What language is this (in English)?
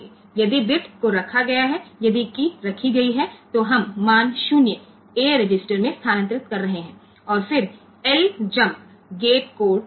Gujarati